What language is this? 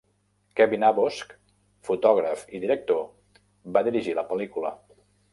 Catalan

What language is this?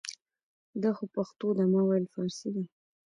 Pashto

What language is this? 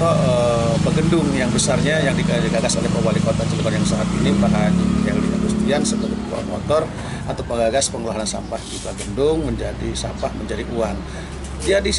Indonesian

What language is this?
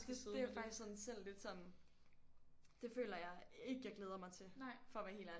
Danish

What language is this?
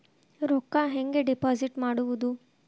Kannada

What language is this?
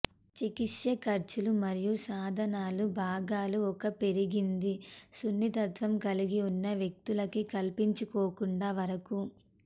Telugu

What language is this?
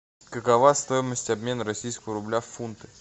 Russian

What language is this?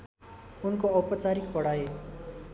Nepali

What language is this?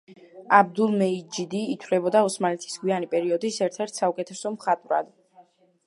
Georgian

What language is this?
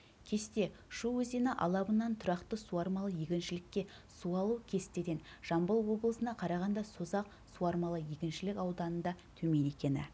Kazakh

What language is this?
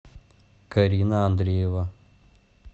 Russian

